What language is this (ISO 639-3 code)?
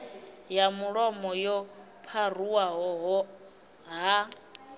ven